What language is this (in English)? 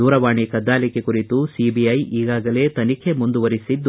Kannada